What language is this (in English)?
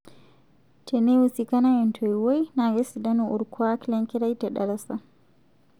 Masai